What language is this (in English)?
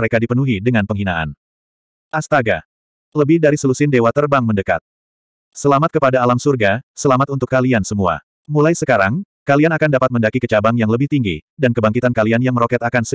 Indonesian